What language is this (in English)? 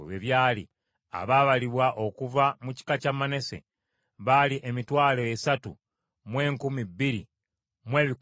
Ganda